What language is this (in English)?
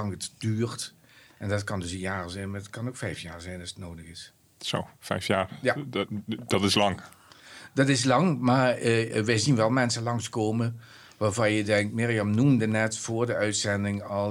Dutch